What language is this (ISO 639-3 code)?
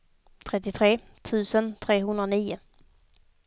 swe